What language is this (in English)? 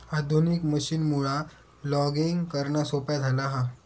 Marathi